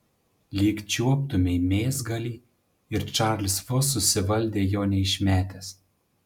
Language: Lithuanian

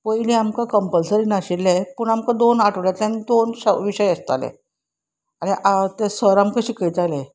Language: Konkani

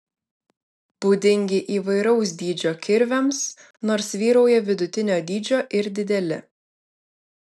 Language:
Lithuanian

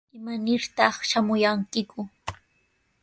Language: Sihuas Ancash Quechua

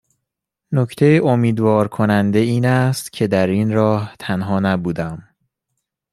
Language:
Persian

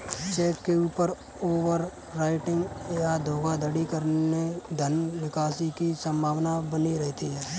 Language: Hindi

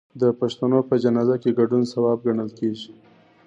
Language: Pashto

